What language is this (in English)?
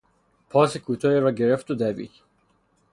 Persian